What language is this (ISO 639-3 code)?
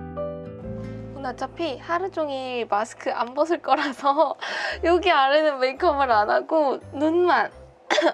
kor